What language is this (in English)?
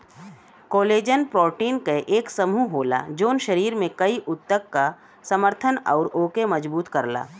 Bhojpuri